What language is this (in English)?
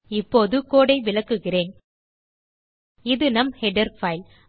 Tamil